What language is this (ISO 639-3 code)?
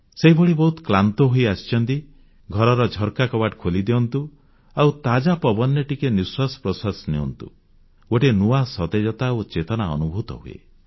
ori